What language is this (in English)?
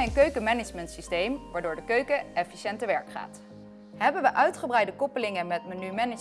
Dutch